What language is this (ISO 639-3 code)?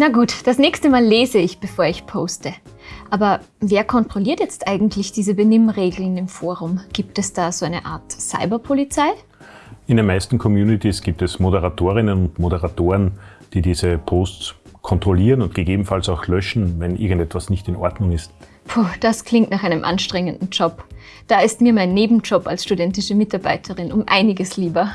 deu